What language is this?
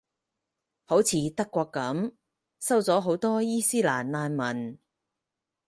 Cantonese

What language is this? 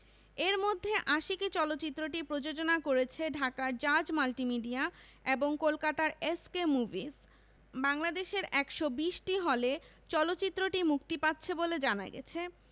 Bangla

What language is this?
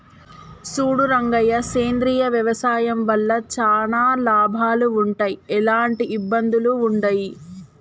Telugu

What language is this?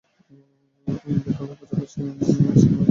Bangla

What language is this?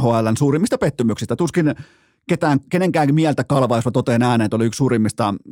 Finnish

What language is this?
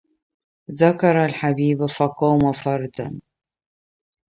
Arabic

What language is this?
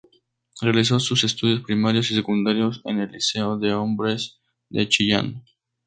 Spanish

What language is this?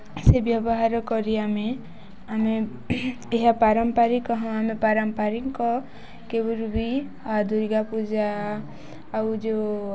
Odia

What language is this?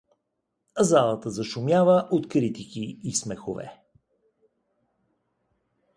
Bulgarian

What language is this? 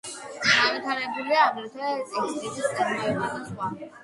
Georgian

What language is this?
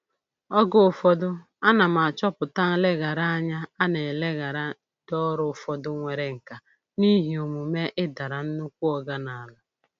Igbo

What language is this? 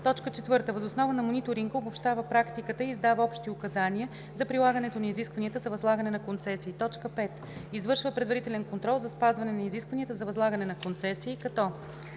Bulgarian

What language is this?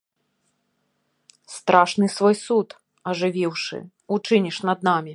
Belarusian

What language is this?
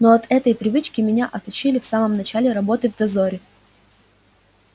Russian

